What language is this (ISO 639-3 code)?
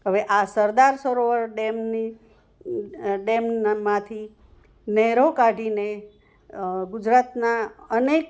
guj